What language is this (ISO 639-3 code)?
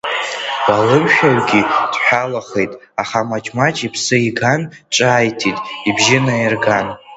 abk